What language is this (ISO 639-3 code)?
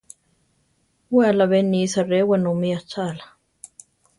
tar